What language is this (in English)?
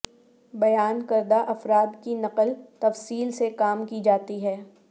Urdu